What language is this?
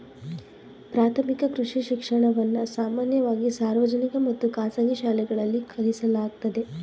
Kannada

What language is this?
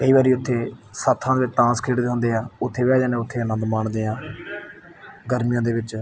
Punjabi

